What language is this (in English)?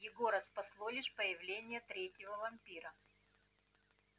Russian